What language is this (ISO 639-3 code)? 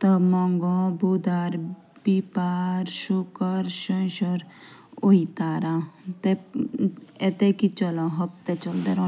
jns